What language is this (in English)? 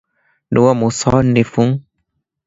Divehi